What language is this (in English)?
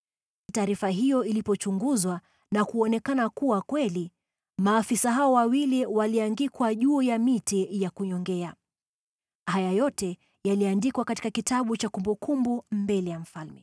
Swahili